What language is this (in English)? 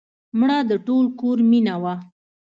Pashto